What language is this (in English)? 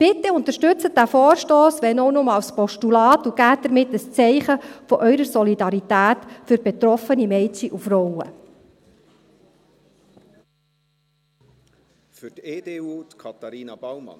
Swiss German